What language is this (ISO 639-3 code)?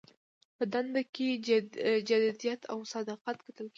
pus